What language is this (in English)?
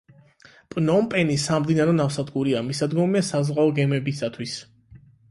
Georgian